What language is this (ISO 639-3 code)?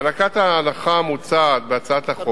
heb